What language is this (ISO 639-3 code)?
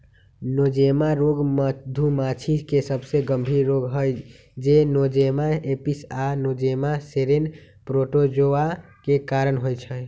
mag